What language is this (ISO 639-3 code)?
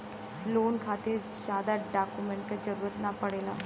bho